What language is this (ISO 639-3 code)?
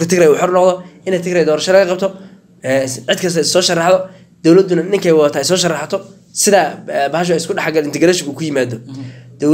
ara